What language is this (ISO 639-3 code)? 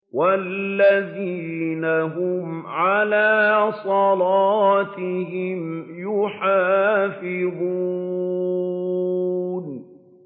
ara